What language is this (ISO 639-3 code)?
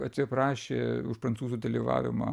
lit